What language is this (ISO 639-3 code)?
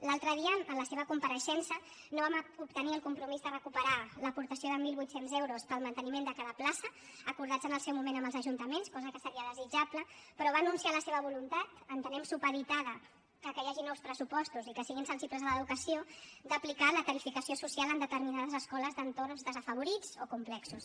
cat